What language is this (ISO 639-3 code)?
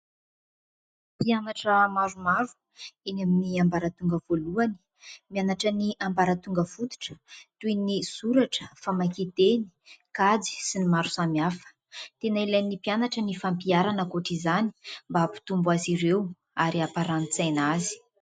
mlg